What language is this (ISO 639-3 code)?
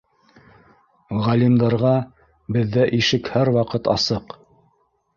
bak